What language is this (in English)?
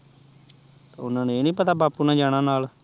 Punjabi